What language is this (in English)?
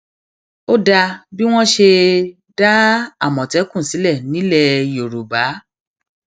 Yoruba